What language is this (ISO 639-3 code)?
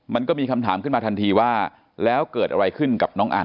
tha